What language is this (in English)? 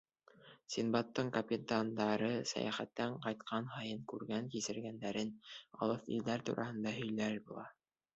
Bashkir